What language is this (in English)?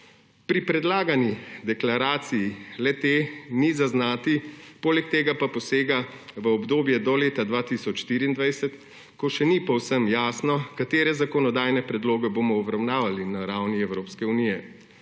Slovenian